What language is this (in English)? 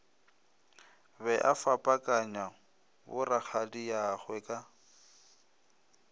Northern Sotho